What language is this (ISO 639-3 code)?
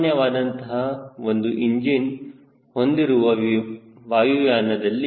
kan